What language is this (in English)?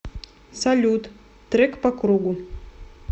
Russian